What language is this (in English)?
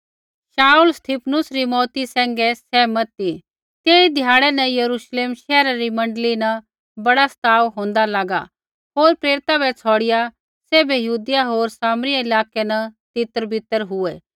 Kullu Pahari